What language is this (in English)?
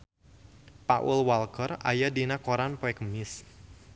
Sundanese